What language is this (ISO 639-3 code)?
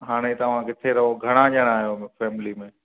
snd